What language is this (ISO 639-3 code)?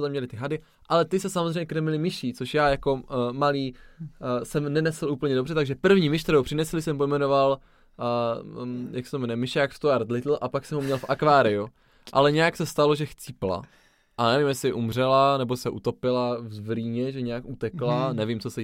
ces